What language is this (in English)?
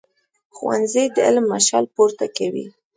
Pashto